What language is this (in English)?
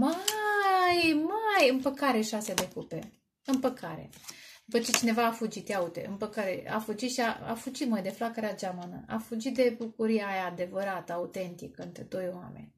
Romanian